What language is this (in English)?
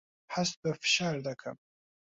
Central Kurdish